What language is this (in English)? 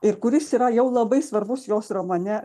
Lithuanian